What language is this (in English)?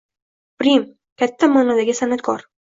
Uzbek